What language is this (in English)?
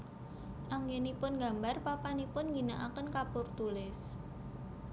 Javanese